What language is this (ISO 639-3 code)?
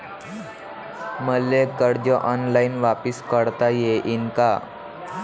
mar